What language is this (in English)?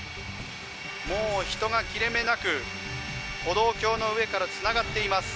Japanese